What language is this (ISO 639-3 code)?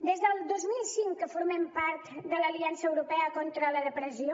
cat